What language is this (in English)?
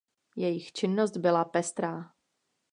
Czech